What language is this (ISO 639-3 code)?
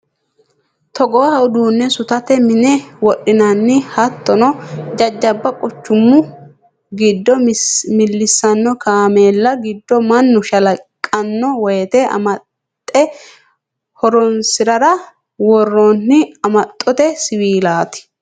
sid